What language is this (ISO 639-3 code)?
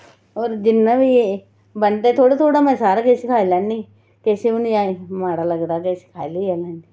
doi